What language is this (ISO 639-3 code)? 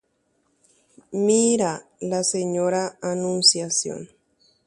grn